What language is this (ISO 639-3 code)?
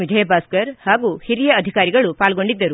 kan